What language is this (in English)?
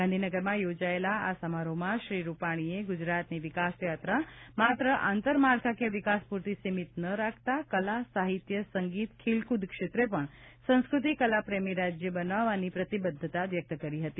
Gujarati